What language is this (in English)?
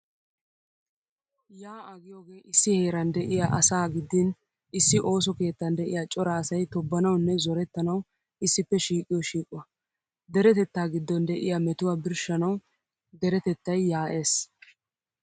Wolaytta